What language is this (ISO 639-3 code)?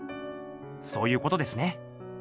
jpn